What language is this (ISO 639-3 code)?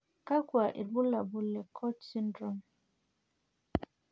mas